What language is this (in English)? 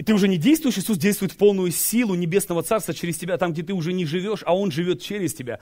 Russian